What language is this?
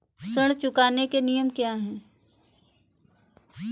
Hindi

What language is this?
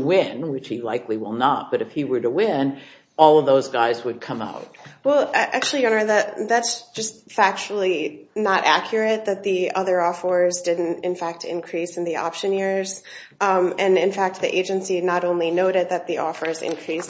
English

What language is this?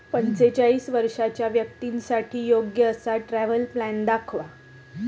Marathi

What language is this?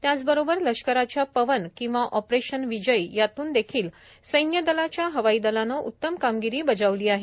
Marathi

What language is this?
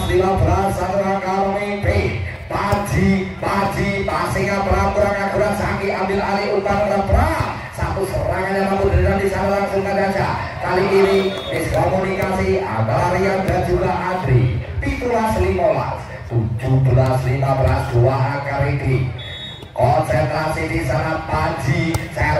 Indonesian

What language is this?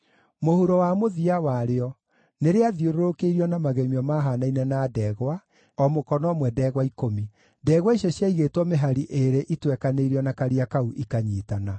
Kikuyu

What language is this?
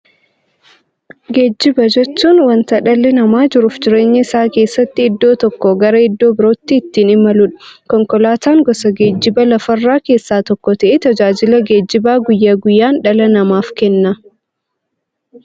Oromo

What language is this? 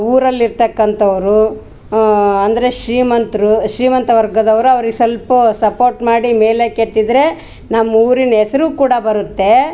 Kannada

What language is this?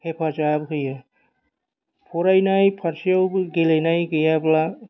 Bodo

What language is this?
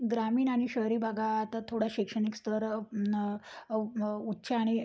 Marathi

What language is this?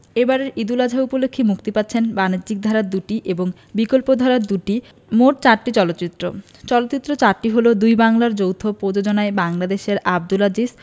Bangla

